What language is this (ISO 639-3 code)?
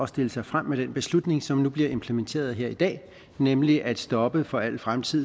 dan